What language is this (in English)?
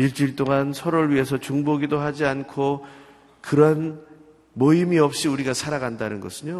Korean